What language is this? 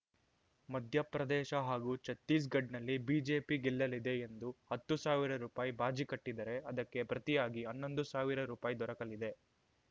Kannada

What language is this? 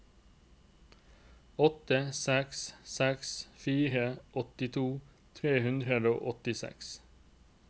Norwegian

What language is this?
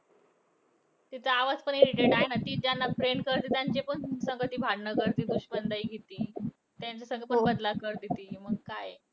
Marathi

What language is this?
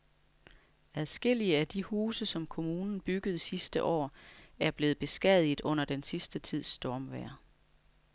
Danish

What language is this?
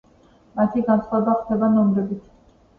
Georgian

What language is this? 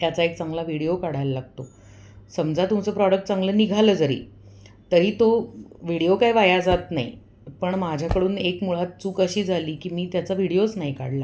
Marathi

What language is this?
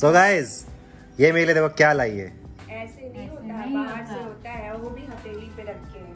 Hindi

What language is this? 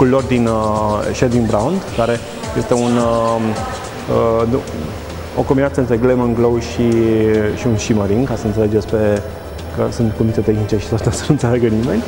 Romanian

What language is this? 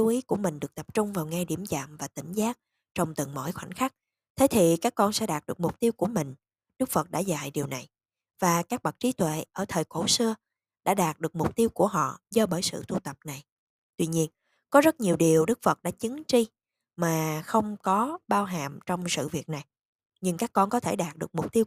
Vietnamese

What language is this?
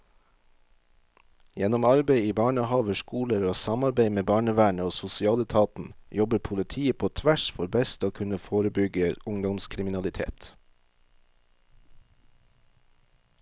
Norwegian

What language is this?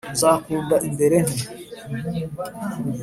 Kinyarwanda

